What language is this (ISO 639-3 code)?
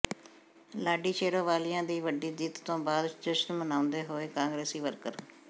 pan